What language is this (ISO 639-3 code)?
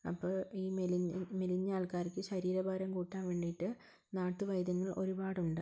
mal